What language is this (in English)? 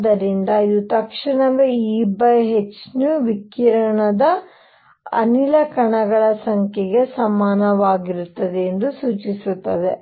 Kannada